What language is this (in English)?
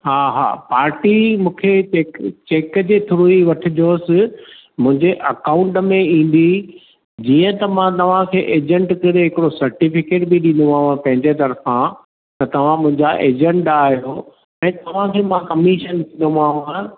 Sindhi